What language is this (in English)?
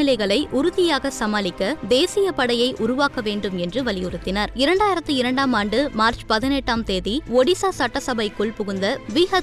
Tamil